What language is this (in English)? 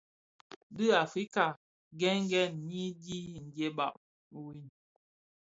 Bafia